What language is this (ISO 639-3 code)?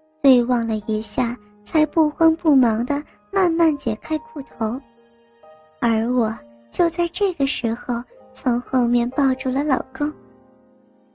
zho